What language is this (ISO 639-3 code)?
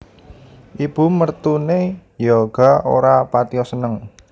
jav